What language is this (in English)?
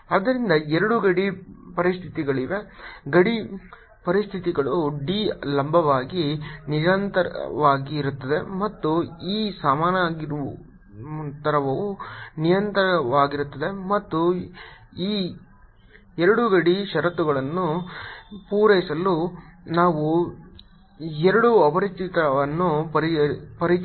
Kannada